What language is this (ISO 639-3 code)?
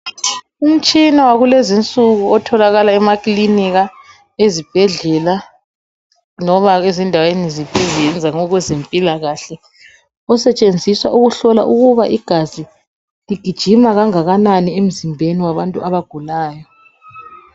nde